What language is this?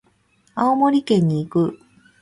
Japanese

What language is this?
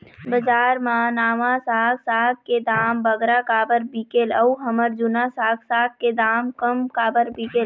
Chhattisgarhi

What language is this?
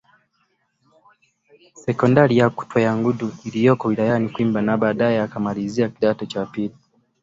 Swahili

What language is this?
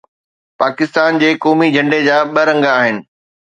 Sindhi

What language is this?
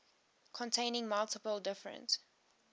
English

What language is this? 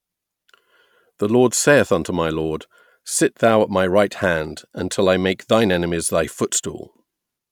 English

